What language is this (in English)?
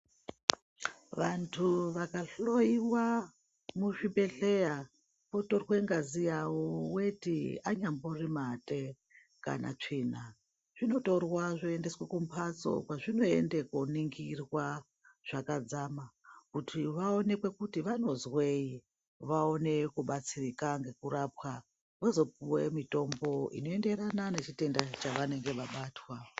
Ndau